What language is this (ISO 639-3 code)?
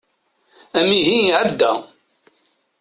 kab